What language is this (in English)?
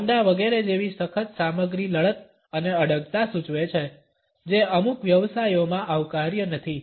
Gujarati